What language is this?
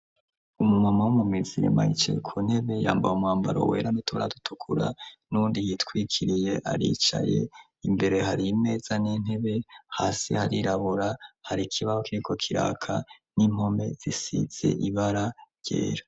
Rundi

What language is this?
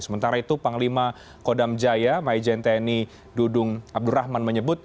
Indonesian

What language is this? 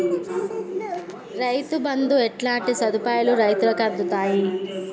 Telugu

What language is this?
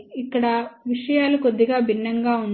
Telugu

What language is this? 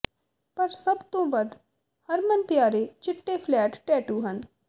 Punjabi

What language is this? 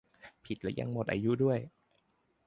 Thai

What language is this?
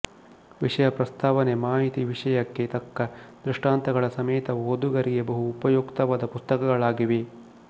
Kannada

